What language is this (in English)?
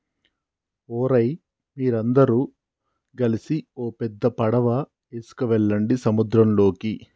Telugu